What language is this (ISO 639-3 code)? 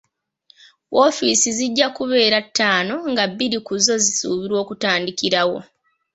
lug